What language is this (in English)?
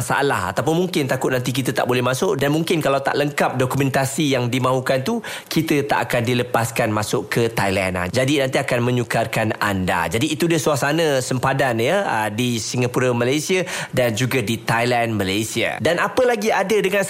Malay